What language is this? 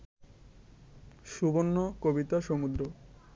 Bangla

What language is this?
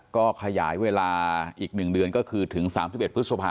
Thai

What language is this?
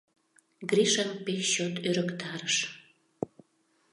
Mari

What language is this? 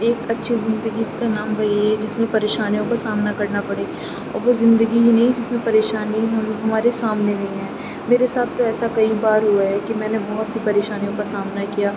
Urdu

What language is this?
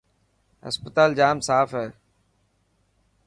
Dhatki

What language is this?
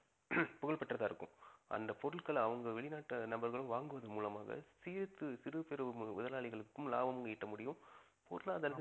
Tamil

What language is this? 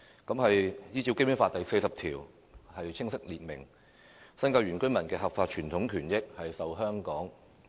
Cantonese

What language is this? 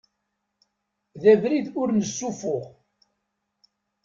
Kabyle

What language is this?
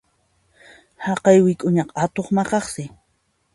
Puno Quechua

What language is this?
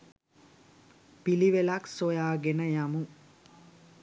Sinhala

